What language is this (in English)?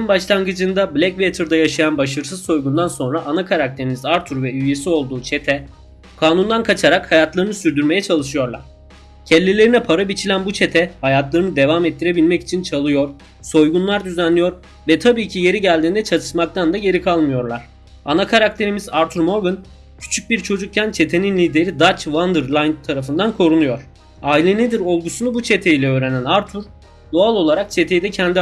Turkish